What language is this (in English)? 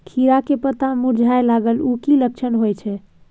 Maithili